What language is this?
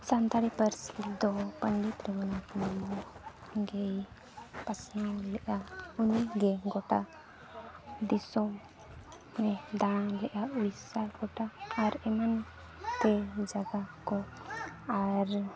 Santali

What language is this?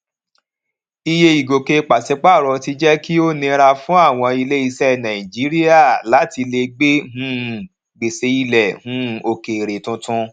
Yoruba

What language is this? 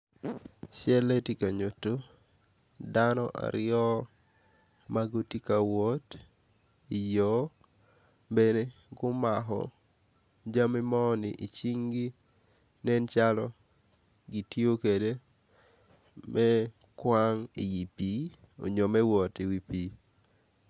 Acoli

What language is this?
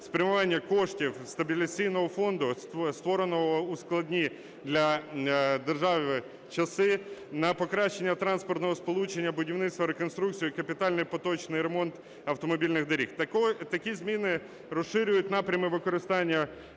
Ukrainian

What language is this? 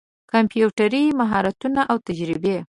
Pashto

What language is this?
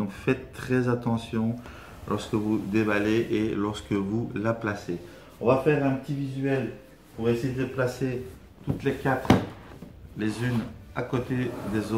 French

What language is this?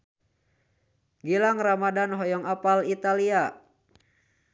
Sundanese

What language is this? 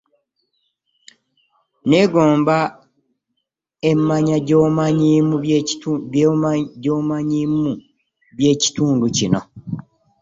Ganda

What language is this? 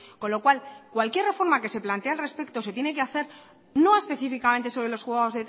Spanish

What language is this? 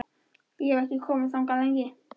Icelandic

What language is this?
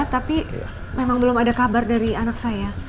Indonesian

